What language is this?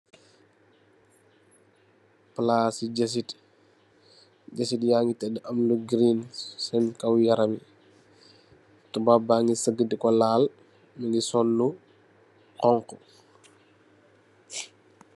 Wolof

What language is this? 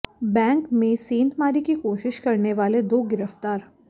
Hindi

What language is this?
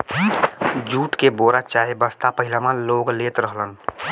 Bhojpuri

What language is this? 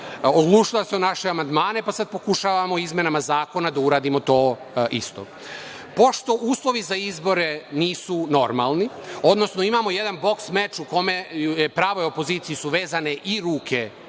Serbian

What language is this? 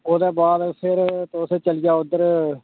Dogri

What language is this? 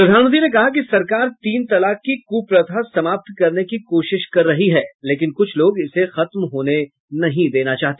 Hindi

